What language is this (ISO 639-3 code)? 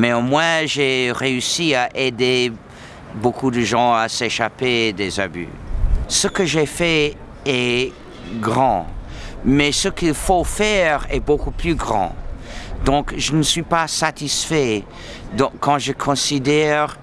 fra